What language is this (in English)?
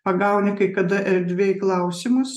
Lithuanian